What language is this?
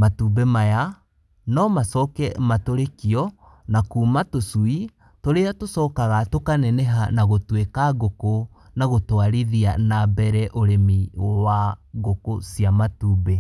Kikuyu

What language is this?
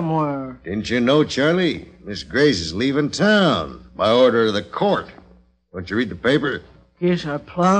English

